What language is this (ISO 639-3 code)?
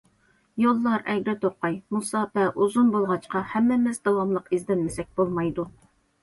uig